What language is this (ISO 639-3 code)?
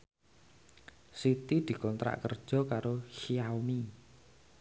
jav